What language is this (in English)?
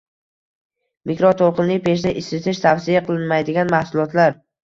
Uzbek